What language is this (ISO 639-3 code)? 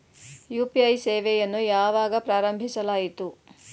kan